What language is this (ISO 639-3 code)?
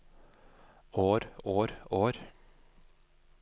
nor